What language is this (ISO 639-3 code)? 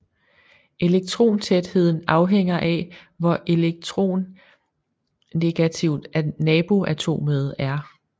dan